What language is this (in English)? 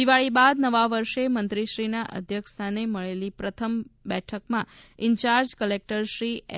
Gujarati